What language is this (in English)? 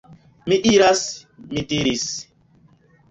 Esperanto